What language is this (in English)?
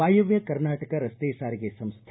Kannada